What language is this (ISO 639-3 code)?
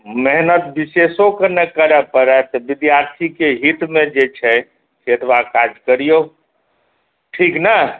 mai